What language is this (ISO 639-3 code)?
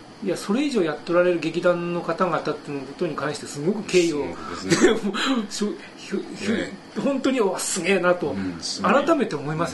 jpn